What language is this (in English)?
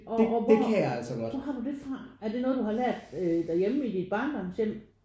Danish